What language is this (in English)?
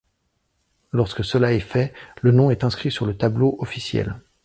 French